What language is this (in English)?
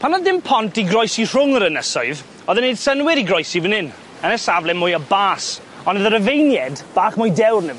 Welsh